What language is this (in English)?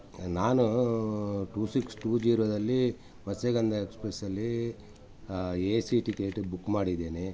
Kannada